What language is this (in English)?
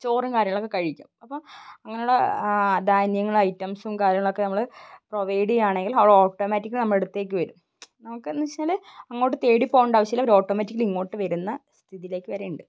Malayalam